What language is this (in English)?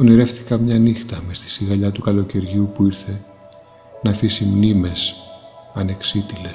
Greek